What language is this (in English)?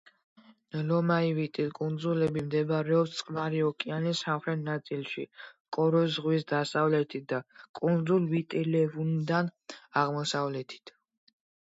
Georgian